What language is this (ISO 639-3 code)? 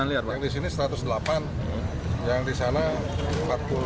ind